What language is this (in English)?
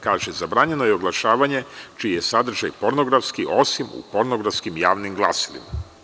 Serbian